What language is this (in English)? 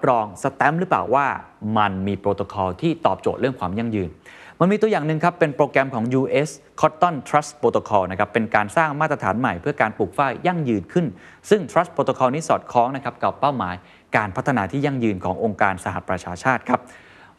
Thai